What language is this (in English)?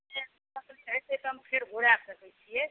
Maithili